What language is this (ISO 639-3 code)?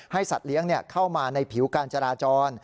tha